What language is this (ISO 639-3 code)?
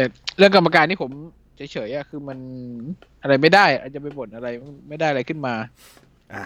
tha